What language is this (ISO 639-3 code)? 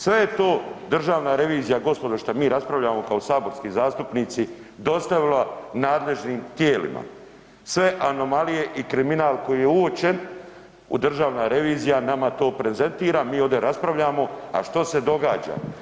hrv